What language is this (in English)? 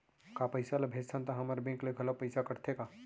Chhattisgarhi